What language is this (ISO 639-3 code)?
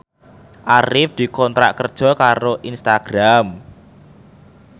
jav